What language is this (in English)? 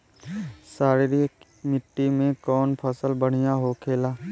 Bhojpuri